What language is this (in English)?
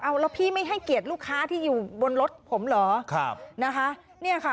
Thai